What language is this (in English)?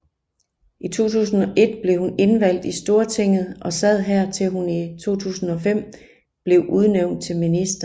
Danish